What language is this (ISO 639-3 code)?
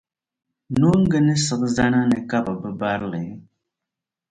dag